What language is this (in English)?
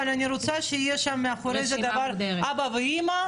Hebrew